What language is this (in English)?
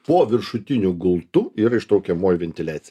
Lithuanian